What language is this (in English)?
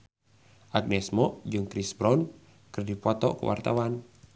Sundanese